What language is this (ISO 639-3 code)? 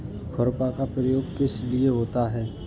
hin